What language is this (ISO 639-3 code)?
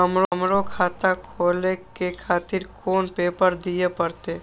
mai